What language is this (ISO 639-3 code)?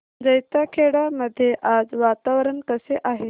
mar